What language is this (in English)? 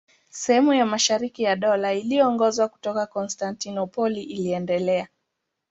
Swahili